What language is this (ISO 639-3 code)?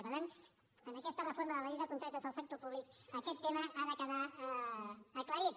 cat